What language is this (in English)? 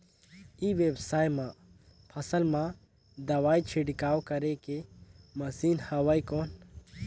Chhattisgarhi